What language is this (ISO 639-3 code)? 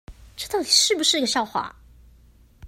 zho